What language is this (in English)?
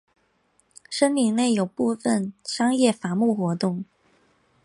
Chinese